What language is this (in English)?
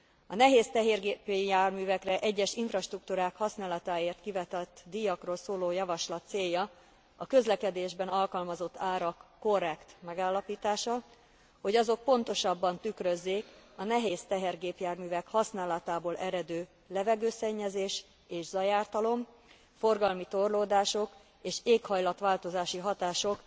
Hungarian